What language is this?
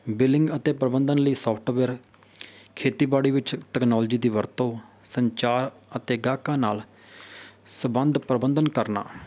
Punjabi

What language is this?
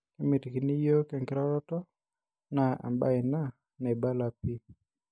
Masai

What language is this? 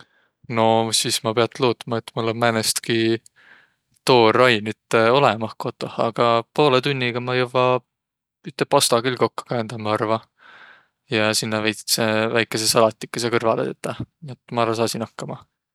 Võro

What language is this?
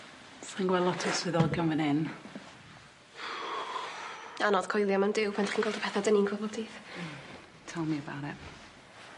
Welsh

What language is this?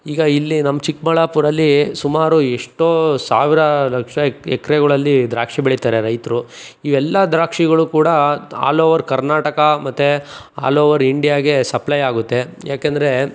Kannada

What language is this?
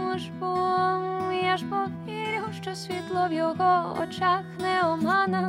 Ukrainian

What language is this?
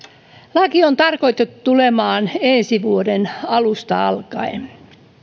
Finnish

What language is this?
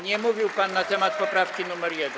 Polish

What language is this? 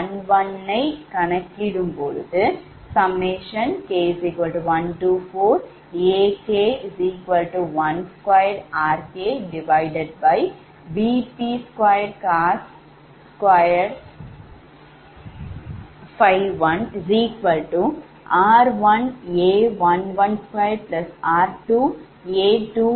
Tamil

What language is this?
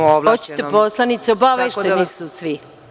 Serbian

